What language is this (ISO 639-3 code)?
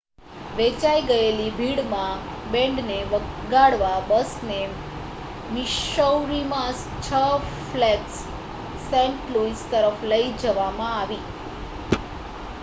guj